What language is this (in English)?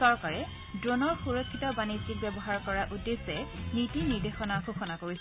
Assamese